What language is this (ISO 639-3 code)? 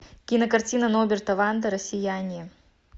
rus